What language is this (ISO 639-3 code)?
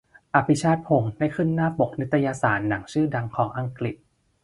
tha